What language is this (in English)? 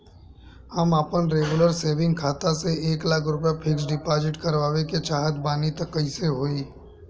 Bhojpuri